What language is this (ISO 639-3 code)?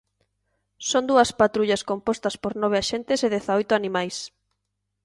glg